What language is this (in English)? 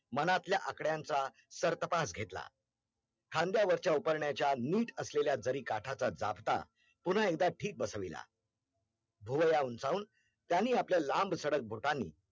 Marathi